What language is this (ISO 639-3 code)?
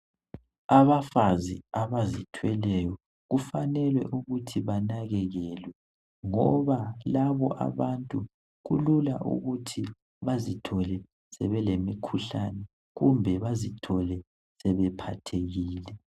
nde